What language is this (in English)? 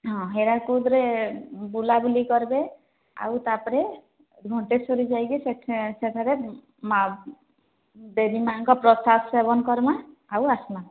Odia